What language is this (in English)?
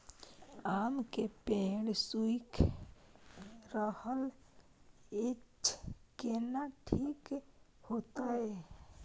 Maithili